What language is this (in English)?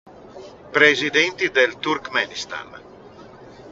Italian